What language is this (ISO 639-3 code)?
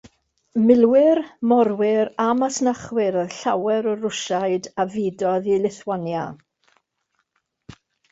cym